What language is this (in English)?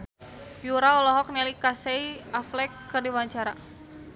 Sundanese